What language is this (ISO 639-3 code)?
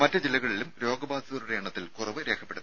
mal